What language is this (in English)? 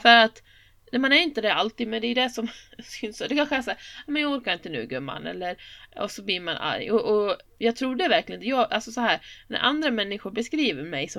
Swedish